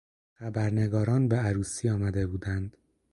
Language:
Persian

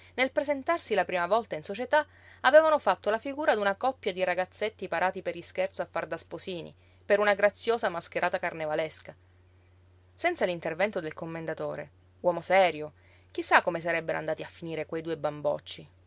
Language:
Italian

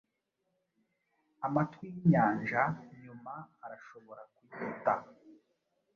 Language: Kinyarwanda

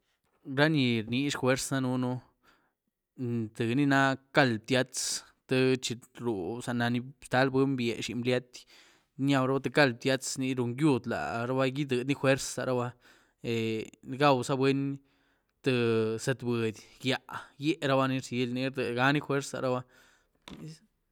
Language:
Güilá Zapotec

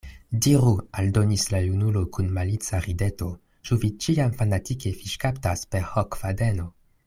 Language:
Esperanto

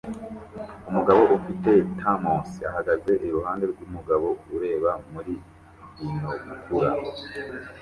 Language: Kinyarwanda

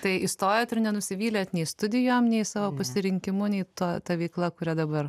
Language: Lithuanian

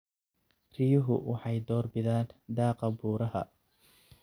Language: Somali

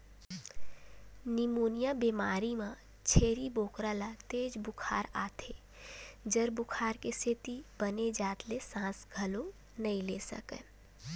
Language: Chhattisgarhi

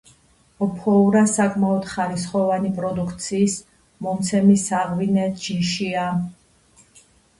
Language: Georgian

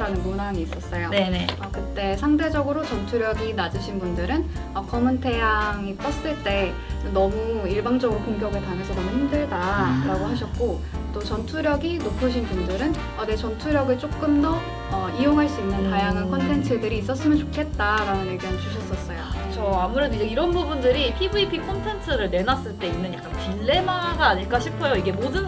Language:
Korean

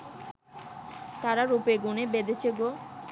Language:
Bangla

